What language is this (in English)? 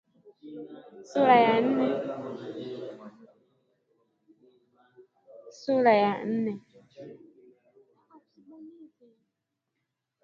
Swahili